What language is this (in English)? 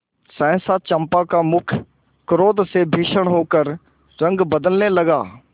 Hindi